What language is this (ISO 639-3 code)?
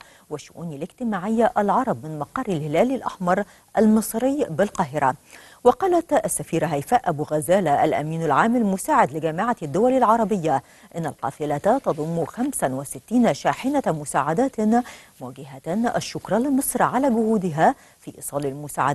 ara